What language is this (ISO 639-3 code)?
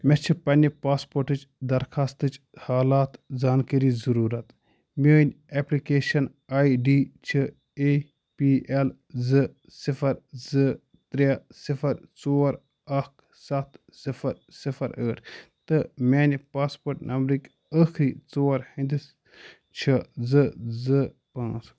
kas